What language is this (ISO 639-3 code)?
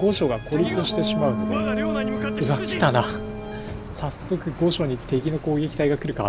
jpn